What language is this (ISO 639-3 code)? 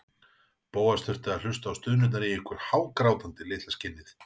isl